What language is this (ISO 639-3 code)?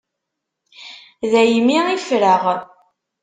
kab